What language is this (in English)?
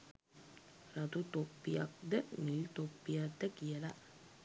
Sinhala